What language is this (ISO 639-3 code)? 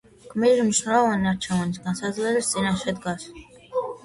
kat